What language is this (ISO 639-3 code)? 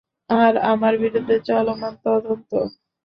ben